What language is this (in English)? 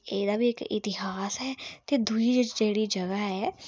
Dogri